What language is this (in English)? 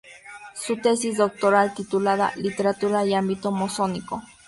Spanish